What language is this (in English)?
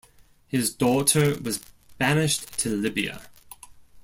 English